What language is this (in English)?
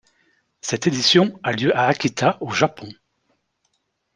French